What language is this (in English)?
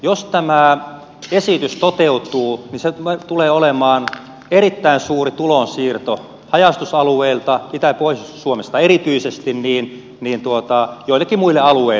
Finnish